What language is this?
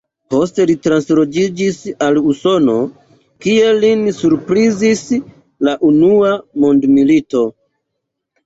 Esperanto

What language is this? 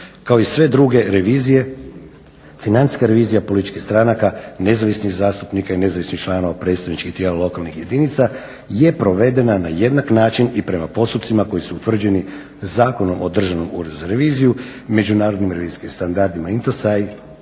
Croatian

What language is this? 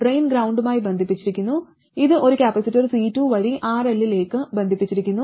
Malayalam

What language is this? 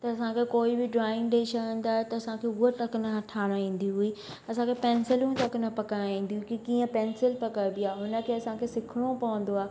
Sindhi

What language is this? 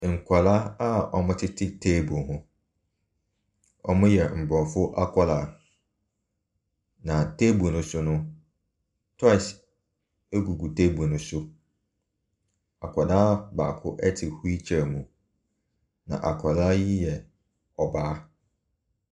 Akan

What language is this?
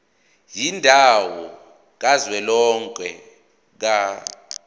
Zulu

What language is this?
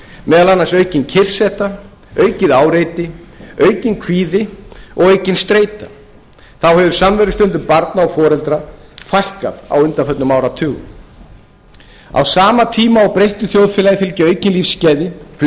Icelandic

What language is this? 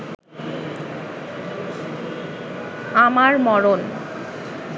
Bangla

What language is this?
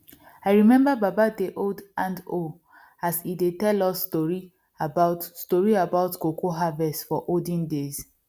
Nigerian Pidgin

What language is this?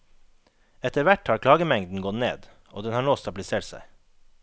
Norwegian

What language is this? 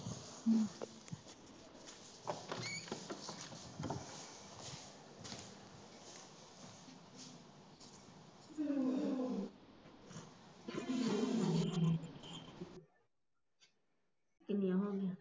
Punjabi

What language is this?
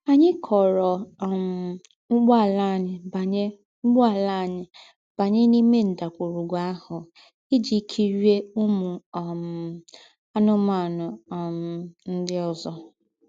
Igbo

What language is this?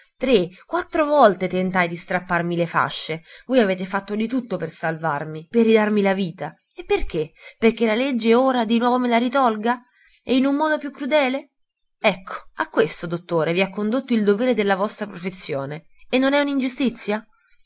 Italian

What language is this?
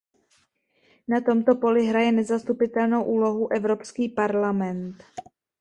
Czech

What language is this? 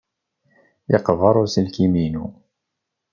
Kabyle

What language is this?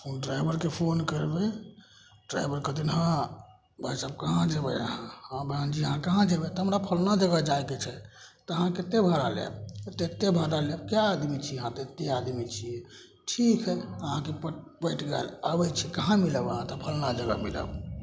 Maithili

